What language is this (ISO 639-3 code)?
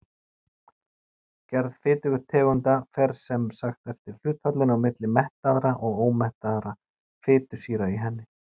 isl